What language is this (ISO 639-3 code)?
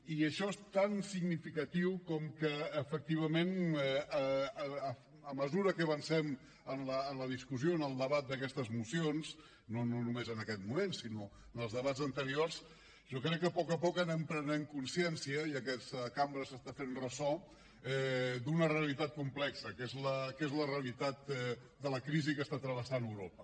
cat